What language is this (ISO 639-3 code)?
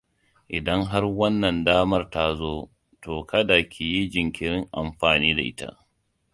hau